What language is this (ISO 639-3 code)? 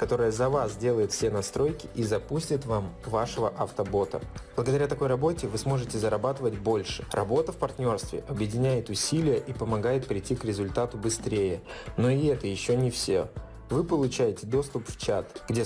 rus